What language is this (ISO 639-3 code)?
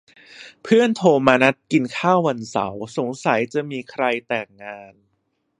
tha